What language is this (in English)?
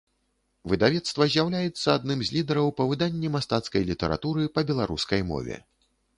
Belarusian